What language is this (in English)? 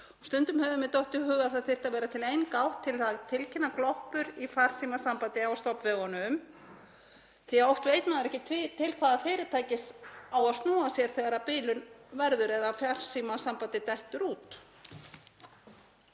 Icelandic